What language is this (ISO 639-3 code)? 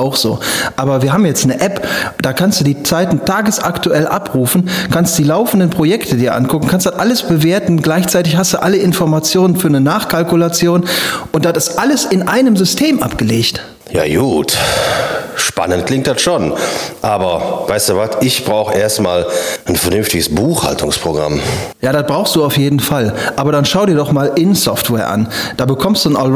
deu